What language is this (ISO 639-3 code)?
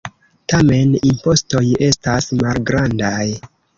epo